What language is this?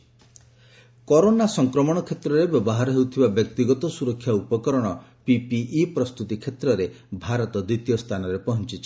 Odia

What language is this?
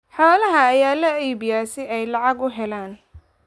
Somali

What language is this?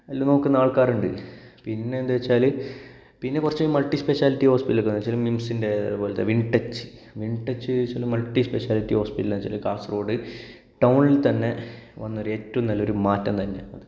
Malayalam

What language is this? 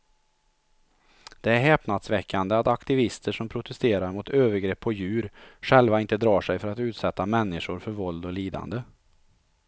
Swedish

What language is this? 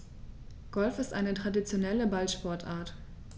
German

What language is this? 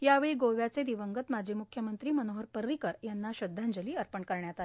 Marathi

